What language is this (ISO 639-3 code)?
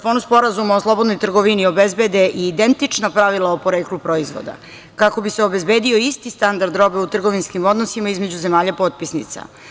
srp